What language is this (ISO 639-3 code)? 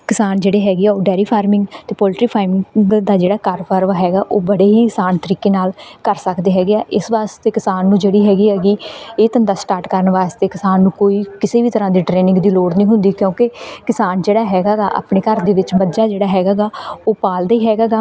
pan